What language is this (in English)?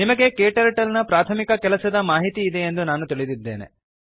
Kannada